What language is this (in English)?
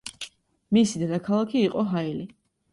Georgian